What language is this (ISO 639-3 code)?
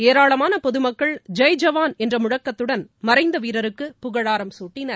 tam